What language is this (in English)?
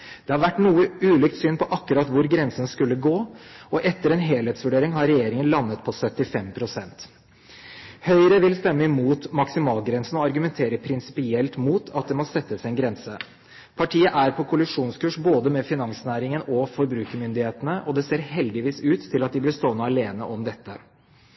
Norwegian Bokmål